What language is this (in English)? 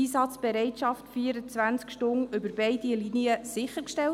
Swiss German